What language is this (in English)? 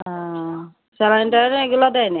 Bangla